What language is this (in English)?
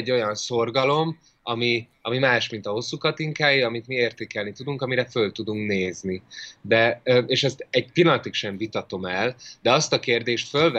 Hungarian